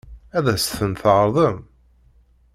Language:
Kabyle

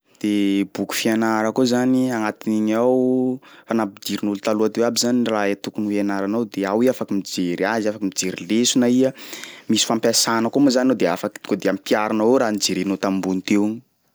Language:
Sakalava Malagasy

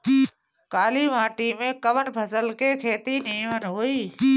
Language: Bhojpuri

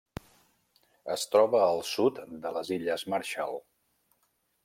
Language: Catalan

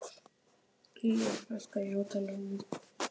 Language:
Icelandic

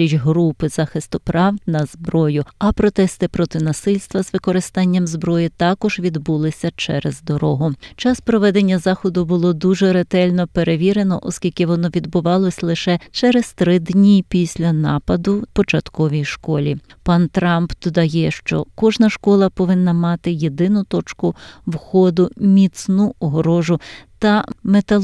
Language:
Ukrainian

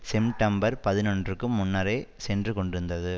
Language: Tamil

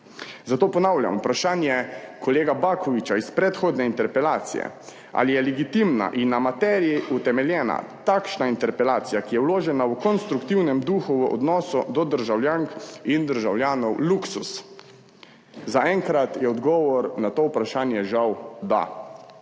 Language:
Slovenian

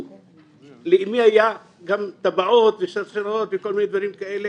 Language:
Hebrew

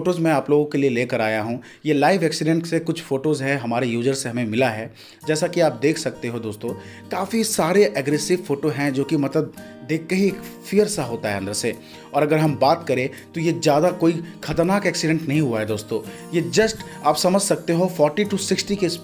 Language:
Hindi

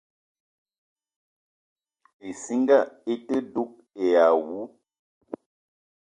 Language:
Eton (Cameroon)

